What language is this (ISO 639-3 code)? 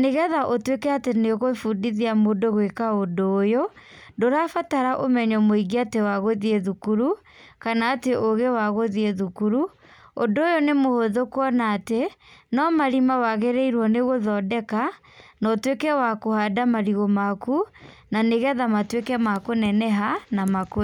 kik